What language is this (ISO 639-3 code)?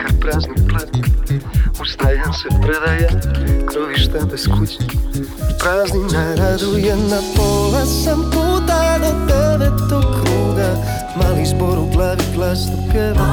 hrv